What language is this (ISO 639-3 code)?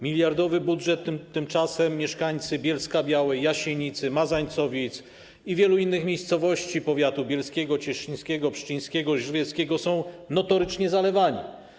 pol